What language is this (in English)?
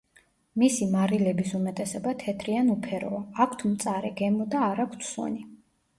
Georgian